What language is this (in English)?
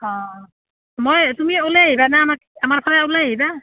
Assamese